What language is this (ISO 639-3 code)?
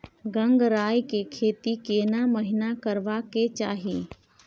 mai